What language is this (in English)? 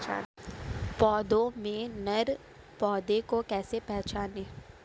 Hindi